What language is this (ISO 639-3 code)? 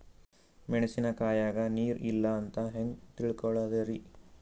kan